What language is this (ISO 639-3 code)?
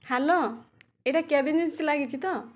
ori